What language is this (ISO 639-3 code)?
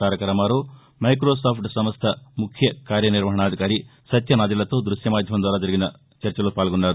tel